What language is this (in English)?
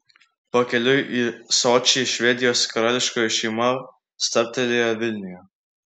Lithuanian